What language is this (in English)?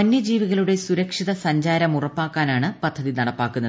Malayalam